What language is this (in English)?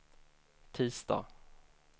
Swedish